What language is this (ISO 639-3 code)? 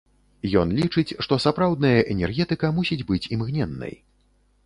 bel